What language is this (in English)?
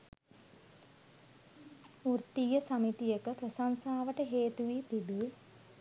Sinhala